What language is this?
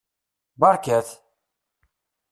Kabyle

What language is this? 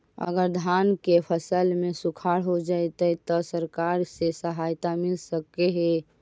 Magahi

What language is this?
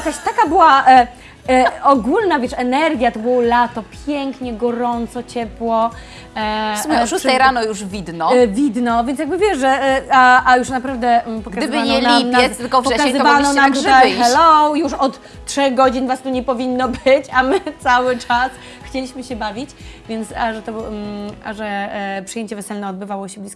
Polish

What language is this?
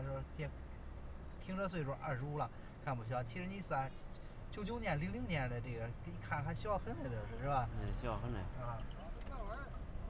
Chinese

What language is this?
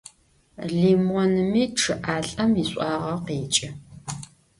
Adyghe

